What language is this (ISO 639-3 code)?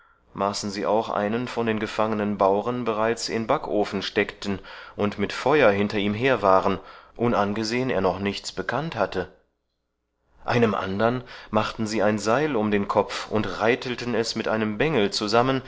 deu